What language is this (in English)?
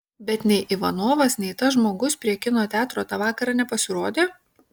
Lithuanian